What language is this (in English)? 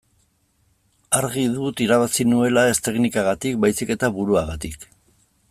Basque